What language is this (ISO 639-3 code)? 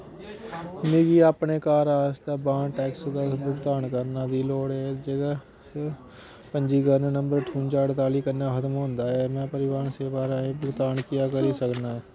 doi